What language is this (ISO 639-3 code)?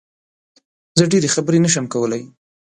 pus